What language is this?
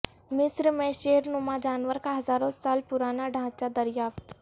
Urdu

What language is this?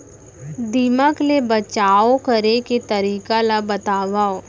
Chhattisgarhi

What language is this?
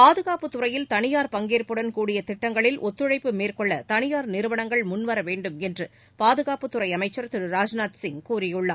Tamil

